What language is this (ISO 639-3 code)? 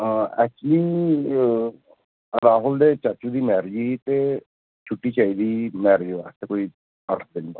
pan